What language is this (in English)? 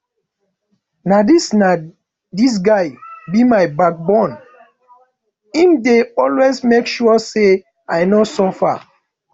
Nigerian Pidgin